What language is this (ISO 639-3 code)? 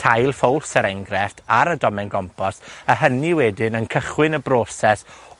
cym